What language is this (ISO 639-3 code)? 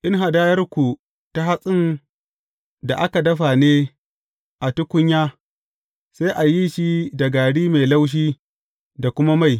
hau